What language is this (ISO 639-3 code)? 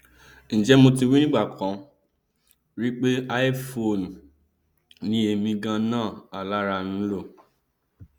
yor